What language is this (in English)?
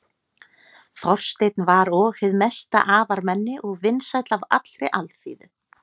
Icelandic